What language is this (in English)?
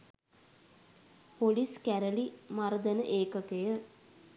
Sinhala